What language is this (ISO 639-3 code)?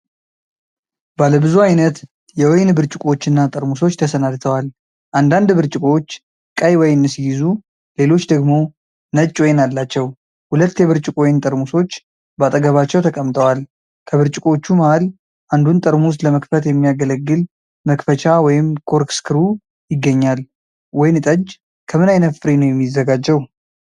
amh